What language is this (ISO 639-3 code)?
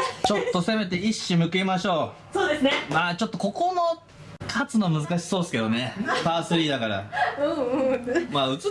jpn